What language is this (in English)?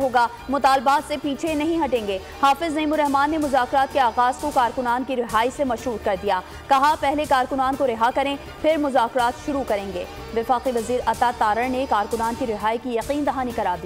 Hindi